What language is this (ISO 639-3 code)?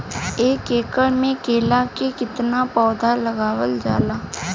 bho